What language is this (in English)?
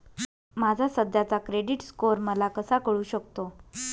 Marathi